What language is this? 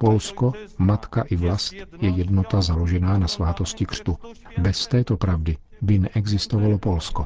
Czech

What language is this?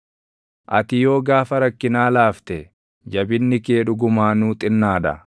Oromo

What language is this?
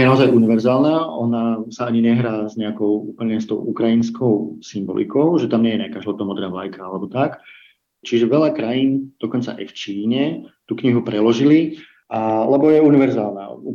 Slovak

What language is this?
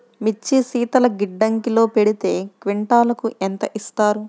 Telugu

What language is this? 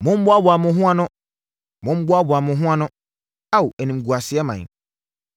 Akan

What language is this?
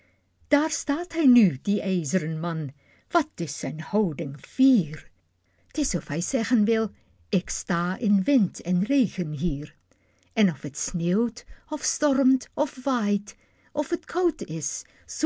Dutch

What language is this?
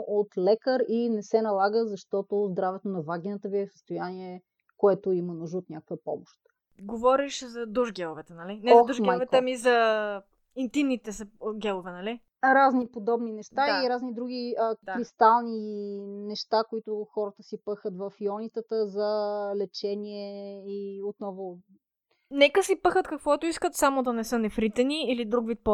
Bulgarian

